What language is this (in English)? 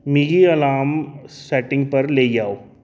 Dogri